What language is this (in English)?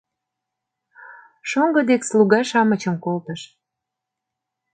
Mari